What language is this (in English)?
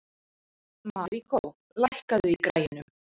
Icelandic